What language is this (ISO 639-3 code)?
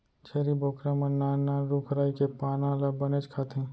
hne